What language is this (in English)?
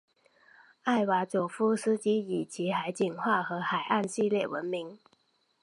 Chinese